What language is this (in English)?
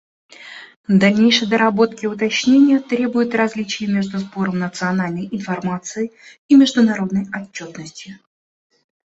Russian